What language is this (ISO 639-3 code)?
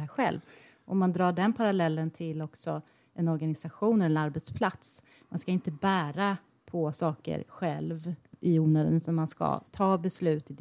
swe